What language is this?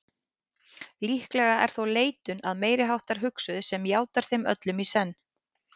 Icelandic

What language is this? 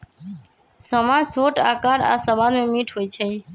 Magahi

